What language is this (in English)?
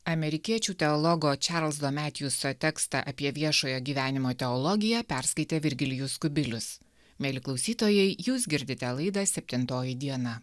Lithuanian